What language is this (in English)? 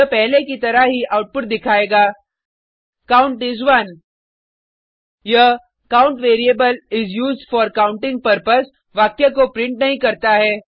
Hindi